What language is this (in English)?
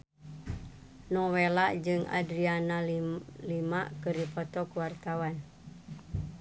Sundanese